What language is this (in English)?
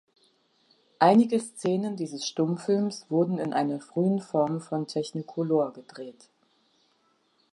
German